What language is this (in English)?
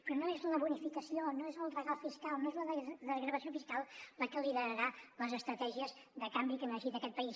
Catalan